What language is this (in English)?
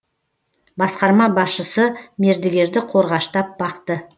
Kazakh